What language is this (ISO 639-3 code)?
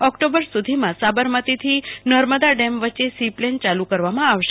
guj